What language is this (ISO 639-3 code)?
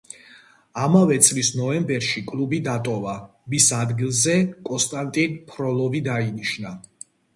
kat